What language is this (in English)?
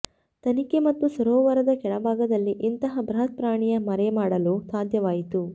Kannada